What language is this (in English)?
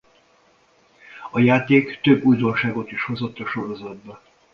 Hungarian